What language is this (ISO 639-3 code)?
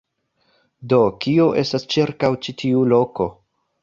epo